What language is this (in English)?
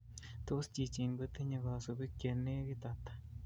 Kalenjin